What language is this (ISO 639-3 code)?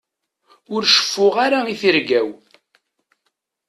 kab